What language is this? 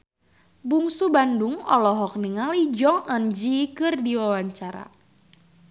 Sundanese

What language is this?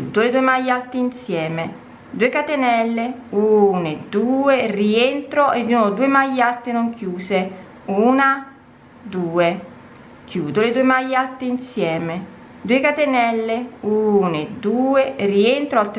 Italian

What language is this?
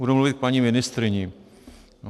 Czech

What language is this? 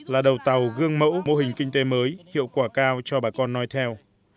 Vietnamese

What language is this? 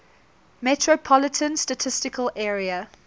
English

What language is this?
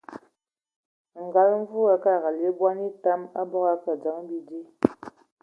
Ewondo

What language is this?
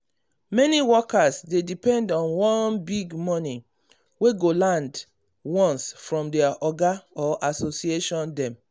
Nigerian Pidgin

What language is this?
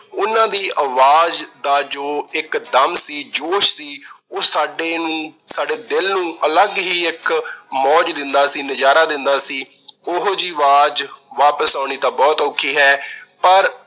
Punjabi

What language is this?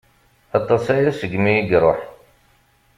Kabyle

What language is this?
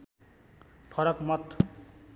Nepali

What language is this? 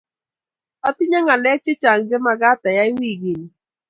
Kalenjin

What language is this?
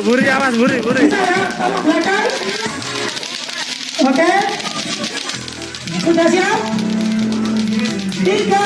Indonesian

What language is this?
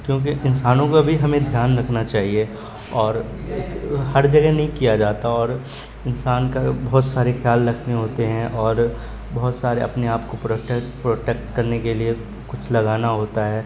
Urdu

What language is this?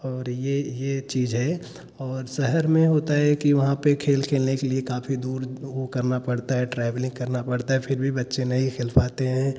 Hindi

